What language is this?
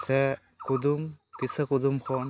Santali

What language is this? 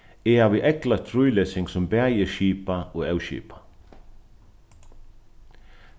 Faroese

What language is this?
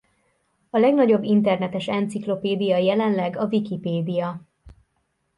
Hungarian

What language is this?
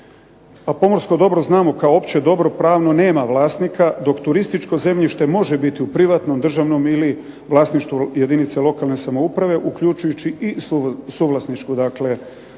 Croatian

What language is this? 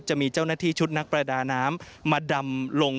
Thai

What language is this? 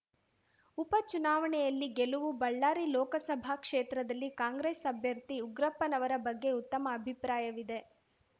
Kannada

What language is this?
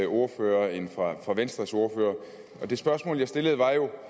Danish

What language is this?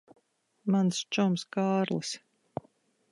Latvian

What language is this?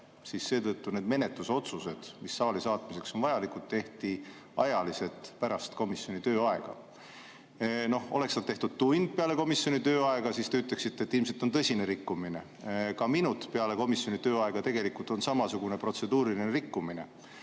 Estonian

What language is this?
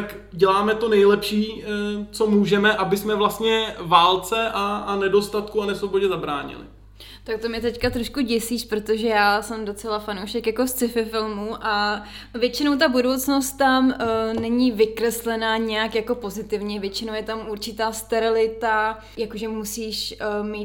Czech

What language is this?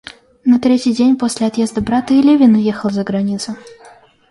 Russian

